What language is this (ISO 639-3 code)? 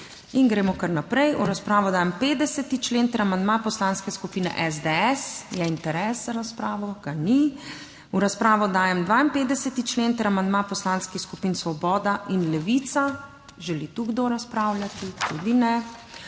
slv